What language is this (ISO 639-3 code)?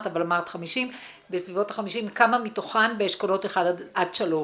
heb